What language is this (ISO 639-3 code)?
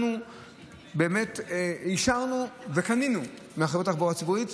heb